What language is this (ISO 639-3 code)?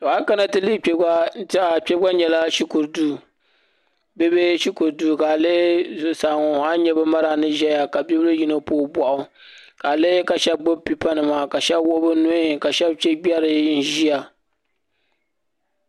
dag